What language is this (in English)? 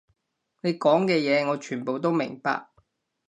Cantonese